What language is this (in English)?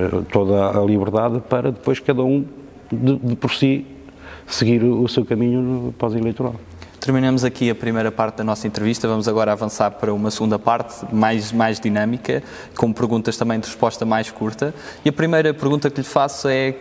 Portuguese